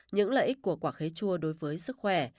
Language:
Vietnamese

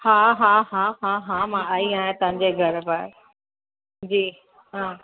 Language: Sindhi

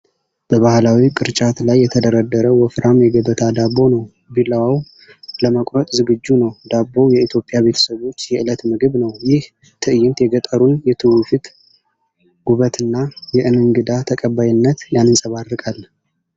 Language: Amharic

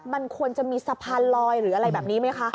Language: Thai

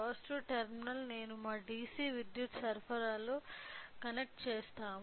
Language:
Telugu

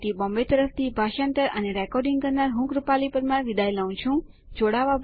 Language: Gujarati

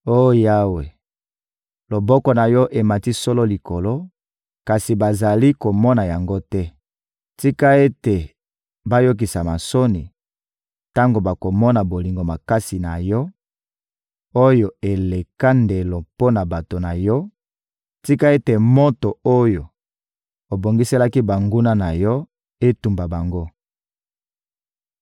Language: Lingala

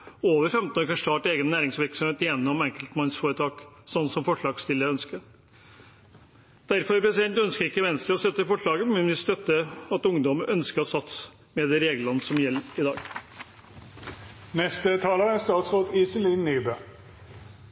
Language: Norwegian Bokmål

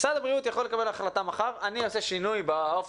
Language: Hebrew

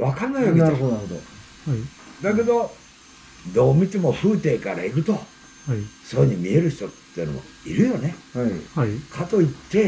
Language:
Japanese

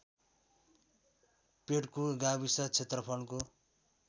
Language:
Nepali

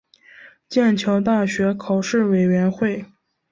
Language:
Chinese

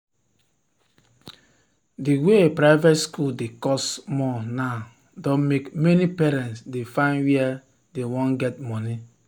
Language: Nigerian Pidgin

